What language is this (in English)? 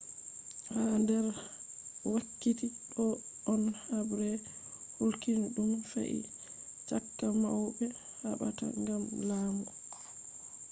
Fula